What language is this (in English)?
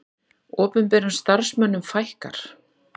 Icelandic